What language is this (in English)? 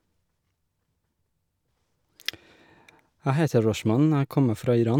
Norwegian